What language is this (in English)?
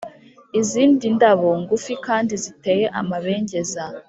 Kinyarwanda